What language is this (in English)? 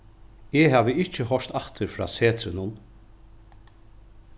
Faroese